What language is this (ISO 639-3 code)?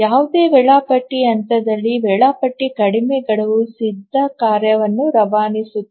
kan